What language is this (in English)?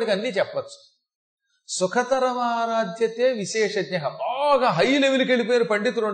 Telugu